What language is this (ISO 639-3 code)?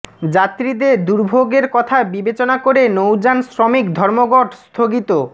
ben